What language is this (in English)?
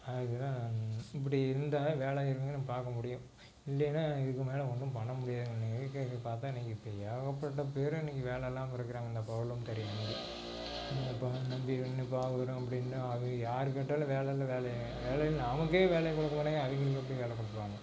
Tamil